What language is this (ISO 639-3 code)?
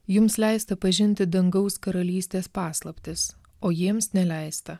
lit